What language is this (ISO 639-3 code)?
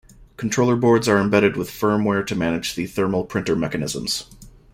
eng